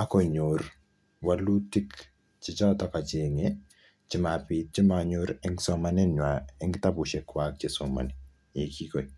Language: Kalenjin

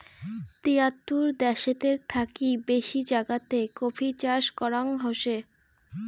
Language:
Bangla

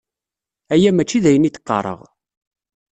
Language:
Kabyle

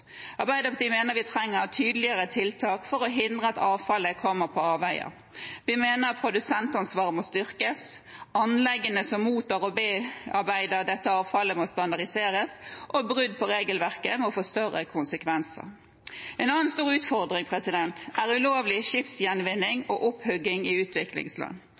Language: Norwegian Bokmål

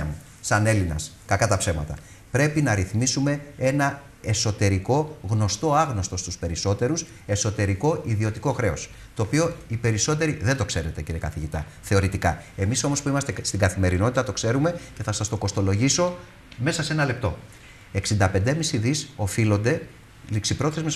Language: Greek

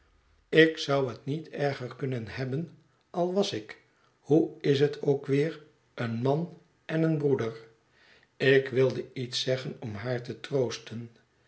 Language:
Dutch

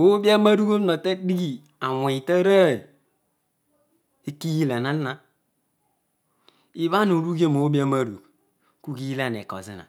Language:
Odual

